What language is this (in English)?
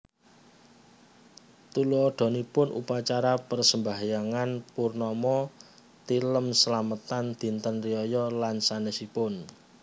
Javanese